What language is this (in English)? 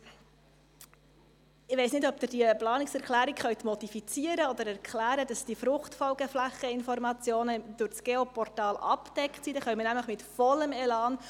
Swiss German